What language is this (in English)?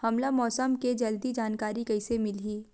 Chhattisgarhi